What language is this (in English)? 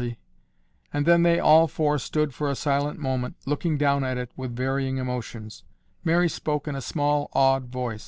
English